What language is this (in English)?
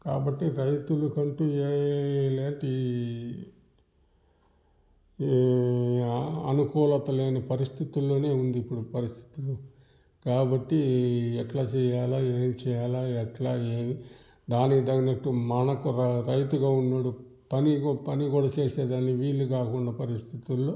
Telugu